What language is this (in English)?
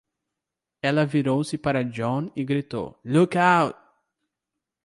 Portuguese